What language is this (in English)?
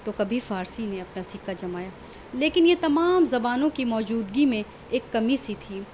Urdu